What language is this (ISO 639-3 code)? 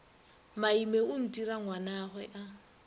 nso